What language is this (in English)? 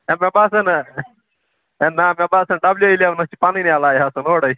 Kashmiri